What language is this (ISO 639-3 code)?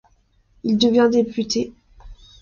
fra